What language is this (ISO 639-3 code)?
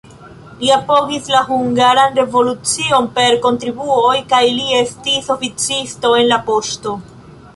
epo